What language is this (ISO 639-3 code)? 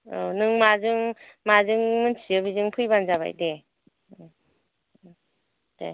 brx